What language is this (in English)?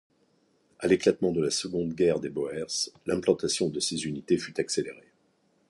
French